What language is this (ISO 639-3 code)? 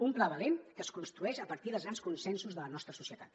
cat